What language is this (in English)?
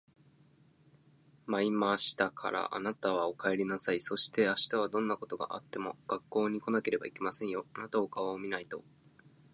Japanese